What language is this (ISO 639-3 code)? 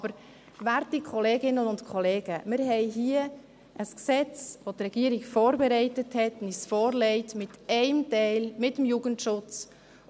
gsw